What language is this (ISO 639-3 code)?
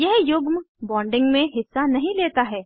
hin